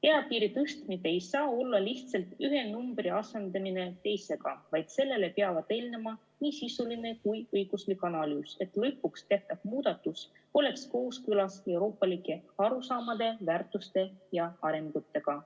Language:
Estonian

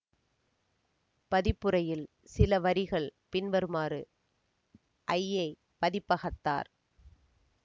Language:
Tamil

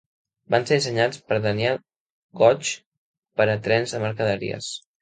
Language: Catalan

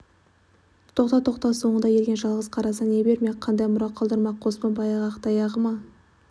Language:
Kazakh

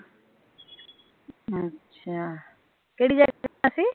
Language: Punjabi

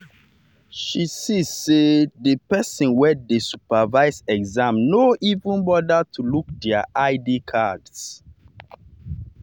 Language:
Nigerian Pidgin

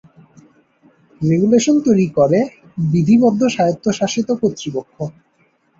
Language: Bangla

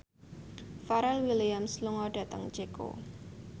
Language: Javanese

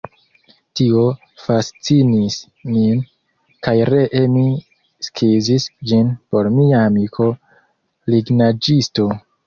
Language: Esperanto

